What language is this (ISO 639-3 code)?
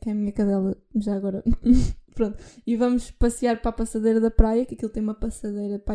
por